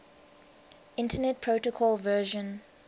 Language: English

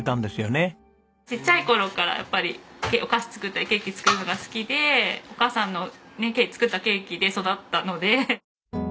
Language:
Japanese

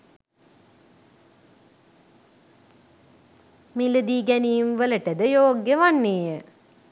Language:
Sinhala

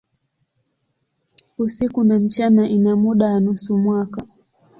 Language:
Swahili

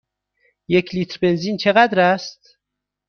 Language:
Persian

